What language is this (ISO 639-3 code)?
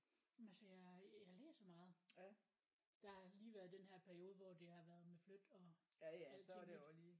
dan